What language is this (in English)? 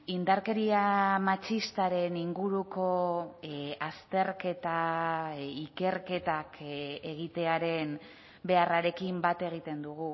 Basque